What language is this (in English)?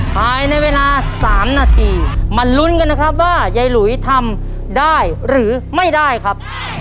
Thai